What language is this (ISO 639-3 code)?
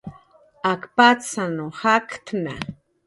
jqr